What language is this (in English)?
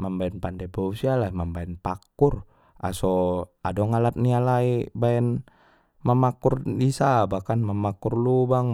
Batak Mandailing